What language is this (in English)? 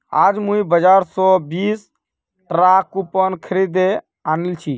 Magahi